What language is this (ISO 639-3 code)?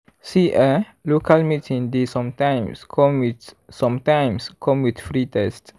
pcm